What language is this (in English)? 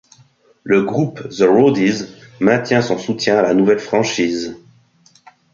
French